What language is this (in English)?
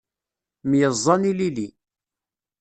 Kabyle